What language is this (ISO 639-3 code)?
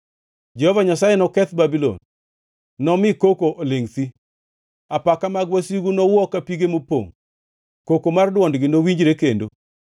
luo